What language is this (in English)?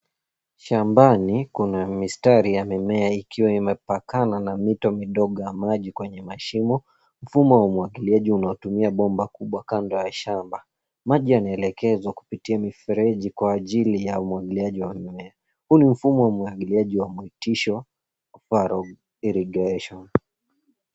Swahili